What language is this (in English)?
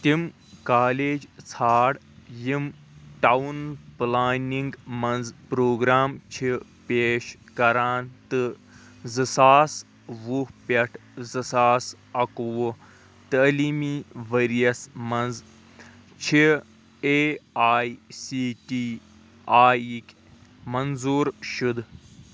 Kashmiri